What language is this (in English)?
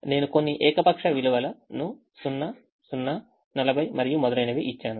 Telugu